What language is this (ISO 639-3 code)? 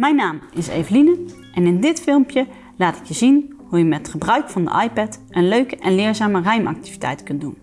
nld